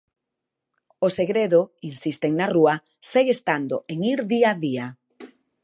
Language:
Galician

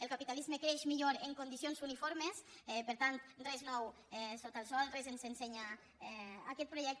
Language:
Catalan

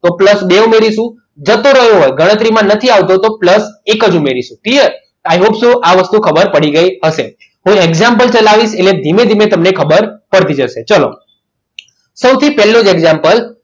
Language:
Gujarati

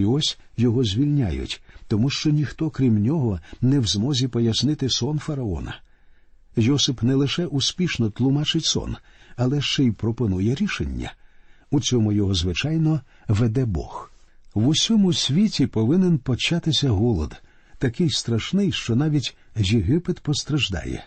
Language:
Ukrainian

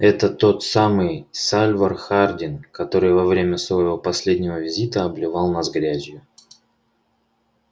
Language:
Russian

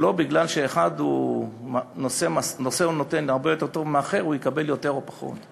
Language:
Hebrew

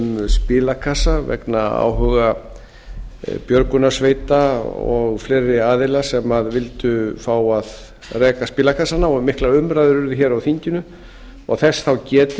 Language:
Icelandic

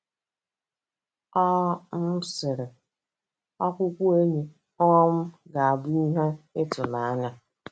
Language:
Igbo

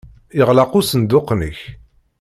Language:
Kabyle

